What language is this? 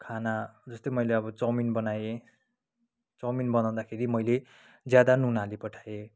Nepali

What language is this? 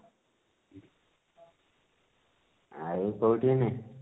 Odia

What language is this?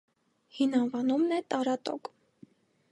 Armenian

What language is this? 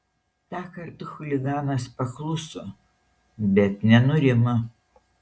Lithuanian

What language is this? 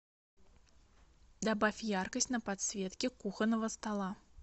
Russian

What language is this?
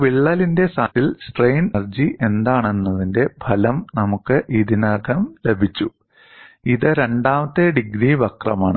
Malayalam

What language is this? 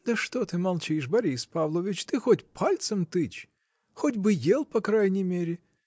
Russian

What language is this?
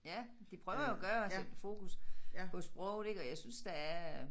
Danish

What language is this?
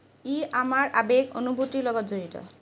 Assamese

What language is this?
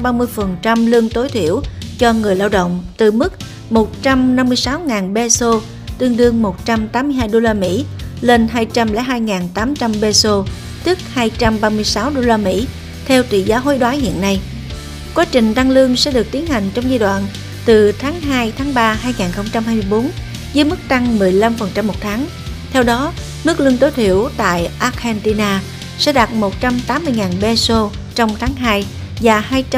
Vietnamese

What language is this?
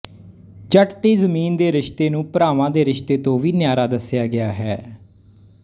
Punjabi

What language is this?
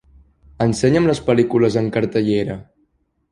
Catalan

